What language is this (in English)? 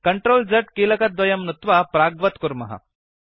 Sanskrit